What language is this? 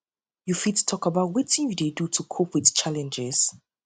Nigerian Pidgin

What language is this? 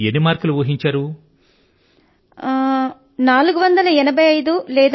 Telugu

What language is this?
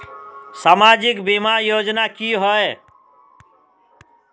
Magahi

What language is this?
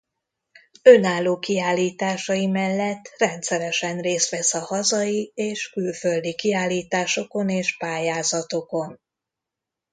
Hungarian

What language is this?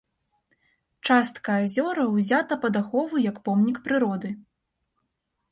Belarusian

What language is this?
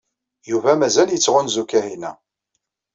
Kabyle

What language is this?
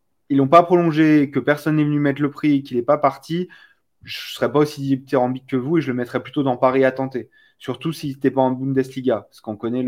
French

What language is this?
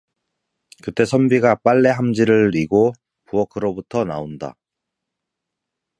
Korean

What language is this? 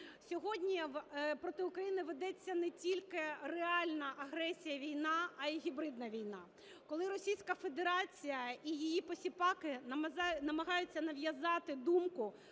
Ukrainian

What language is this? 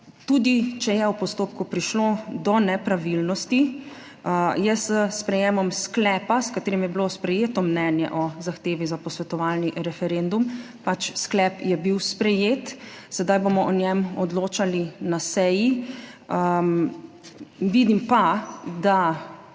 Slovenian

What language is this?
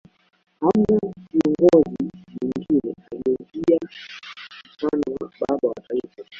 Swahili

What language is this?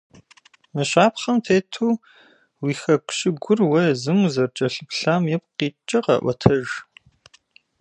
Kabardian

